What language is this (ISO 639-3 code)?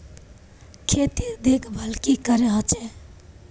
mag